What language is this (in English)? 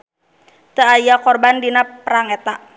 Sundanese